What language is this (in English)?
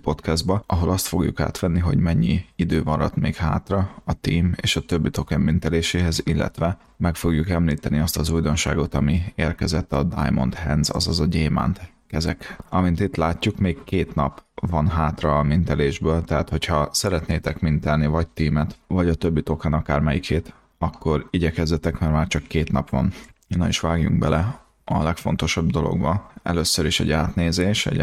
Hungarian